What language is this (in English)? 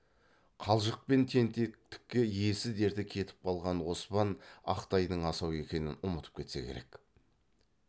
Kazakh